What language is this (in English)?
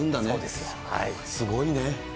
Japanese